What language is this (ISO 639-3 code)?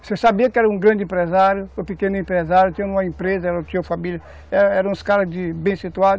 por